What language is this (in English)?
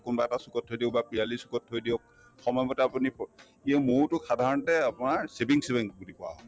Assamese